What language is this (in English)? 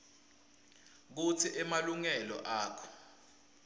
Swati